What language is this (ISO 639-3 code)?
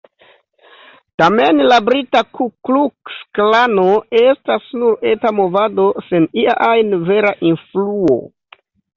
epo